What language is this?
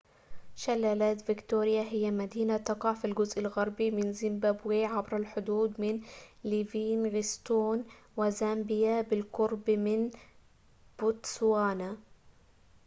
Arabic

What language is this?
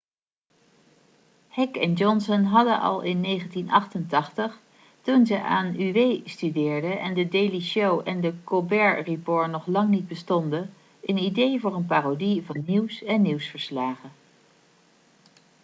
Dutch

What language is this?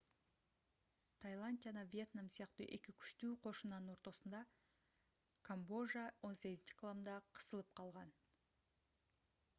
Kyrgyz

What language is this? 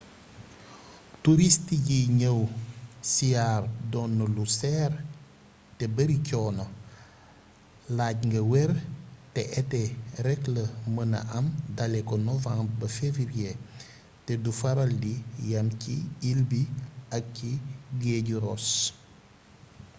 Wolof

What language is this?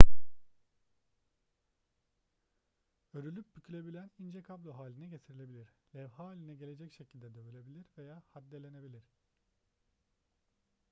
Turkish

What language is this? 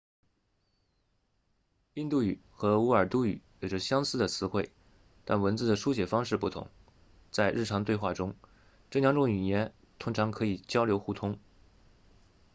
Chinese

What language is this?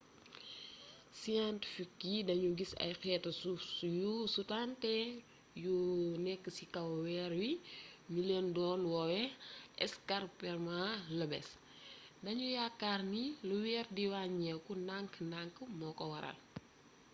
Wolof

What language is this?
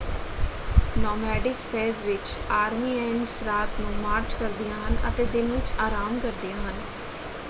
Punjabi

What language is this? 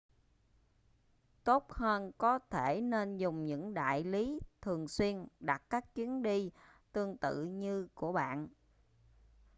Vietnamese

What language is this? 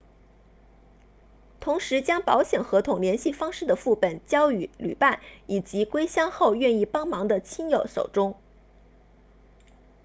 Chinese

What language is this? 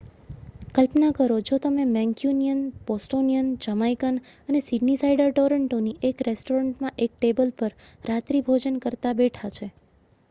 Gujarati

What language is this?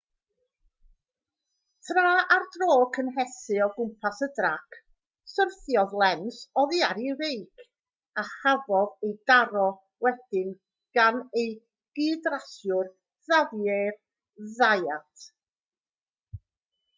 Welsh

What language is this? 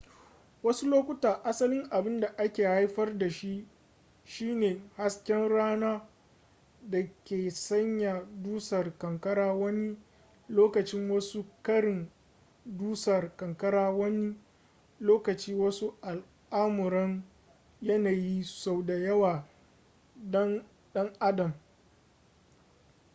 Hausa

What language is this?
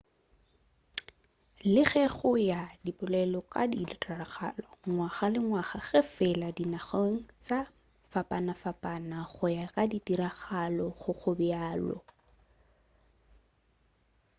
Northern Sotho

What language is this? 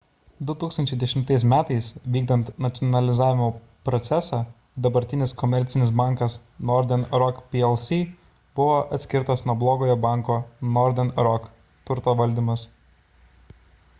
Lithuanian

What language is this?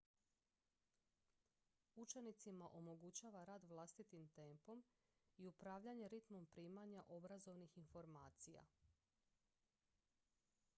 Croatian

